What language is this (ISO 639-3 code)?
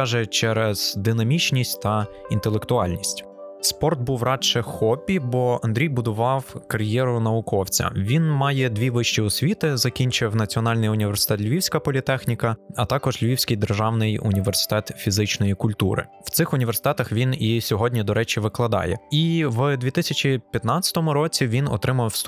ukr